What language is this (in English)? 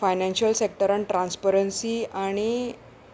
Konkani